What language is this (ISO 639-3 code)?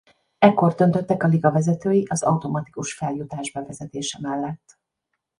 hun